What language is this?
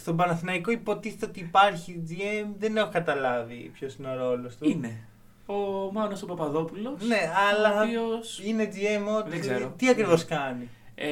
Greek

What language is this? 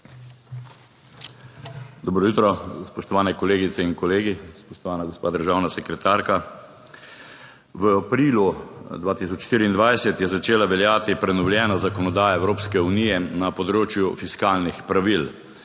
Slovenian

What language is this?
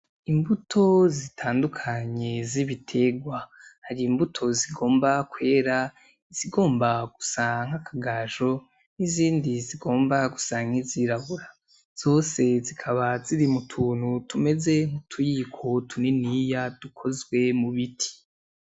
Rundi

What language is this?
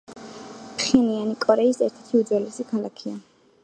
Georgian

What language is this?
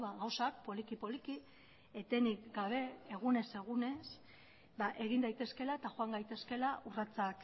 Basque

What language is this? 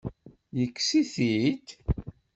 Kabyle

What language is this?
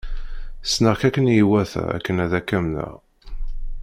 Kabyle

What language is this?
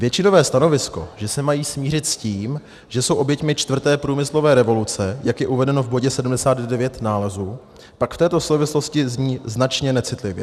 Czech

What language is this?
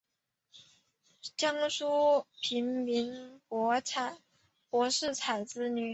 Chinese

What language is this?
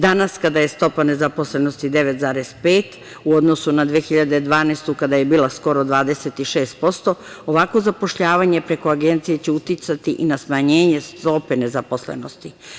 Serbian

